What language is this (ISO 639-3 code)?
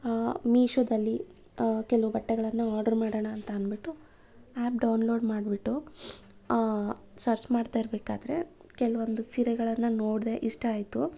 kan